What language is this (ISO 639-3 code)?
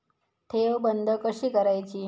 mar